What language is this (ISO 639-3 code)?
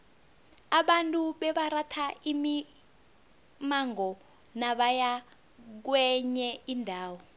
nbl